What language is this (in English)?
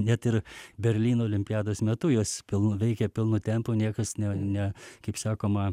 Lithuanian